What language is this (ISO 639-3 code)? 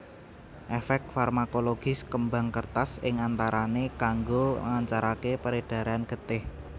jav